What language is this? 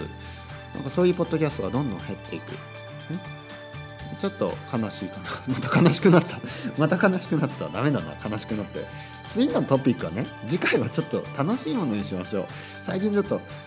Japanese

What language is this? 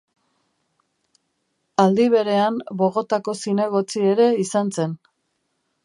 Basque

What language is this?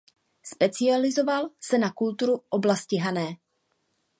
Czech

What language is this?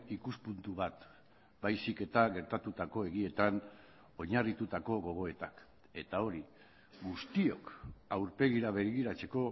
Basque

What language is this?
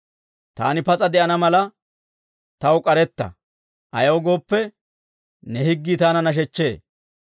Dawro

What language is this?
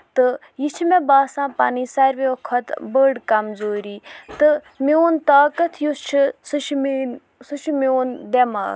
Kashmiri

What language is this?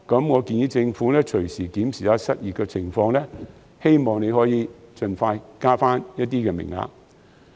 Cantonese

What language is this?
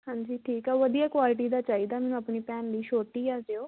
Punjabi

